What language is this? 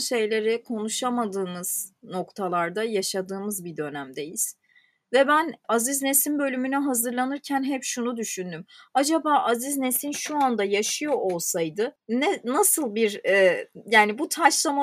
Turkish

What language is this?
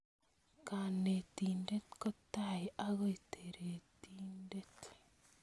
Kalenjin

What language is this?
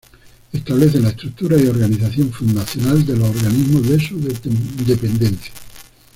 Spanish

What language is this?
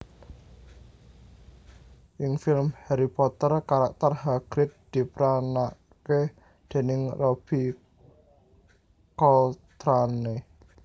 Javanese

